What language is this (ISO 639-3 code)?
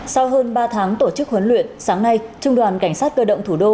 vie